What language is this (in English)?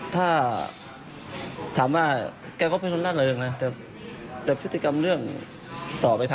Thai